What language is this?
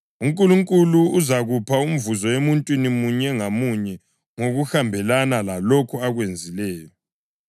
North Ndebele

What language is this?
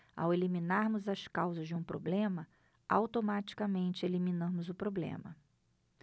Portuguese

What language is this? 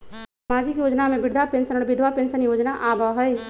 Magahi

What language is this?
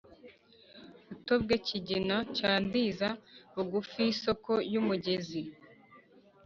Kinyarwanda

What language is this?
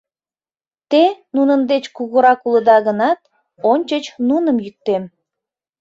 Mari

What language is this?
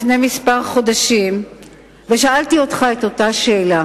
Hebrew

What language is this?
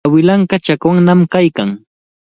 Cajatambo North Lima Quechua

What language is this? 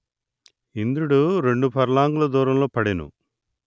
Telugu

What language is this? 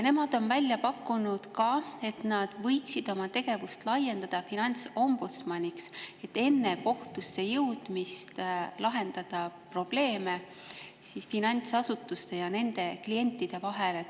Estonian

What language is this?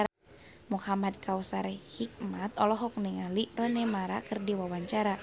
Sundanese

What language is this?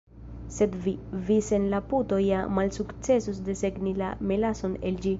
Esperanto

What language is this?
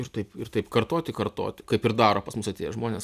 Lithuanian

